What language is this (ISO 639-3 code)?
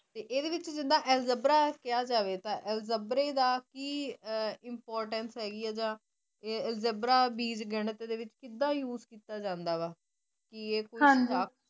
pan